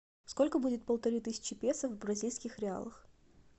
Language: Russian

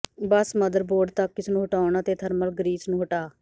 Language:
Punjabi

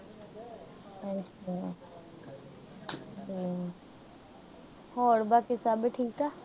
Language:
Punjabi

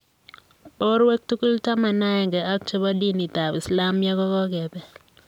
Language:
Kalenjin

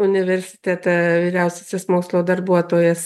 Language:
Lithuanian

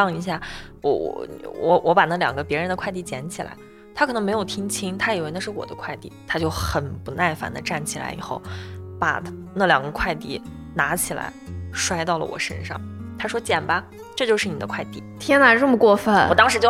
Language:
Chinese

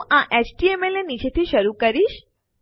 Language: Gujarati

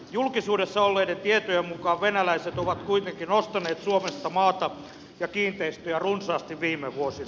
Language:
Finnish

